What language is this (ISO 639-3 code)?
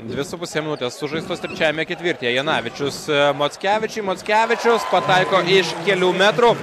lit